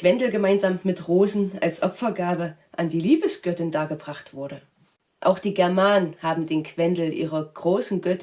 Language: German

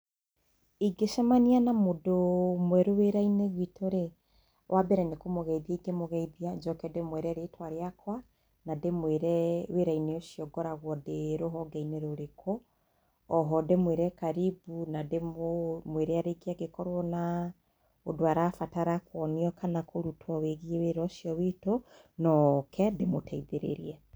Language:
Kikuyu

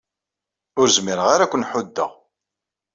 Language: Kabyle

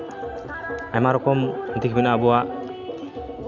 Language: Santali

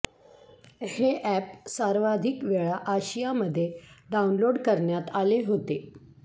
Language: Marathi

